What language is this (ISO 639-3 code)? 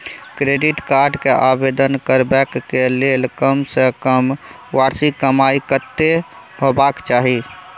mai